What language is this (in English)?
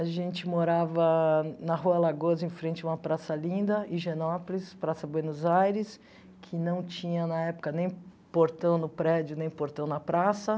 Portuguese